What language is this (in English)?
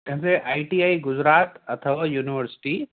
Sindhi